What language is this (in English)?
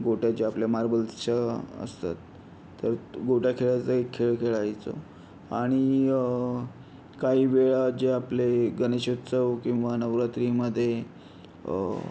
Marathi